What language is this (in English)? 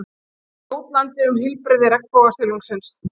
Icelandic